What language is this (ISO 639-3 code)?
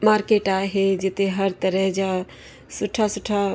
snd